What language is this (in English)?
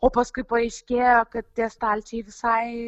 Lithuanian